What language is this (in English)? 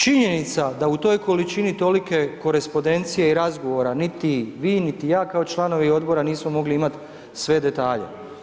Croatian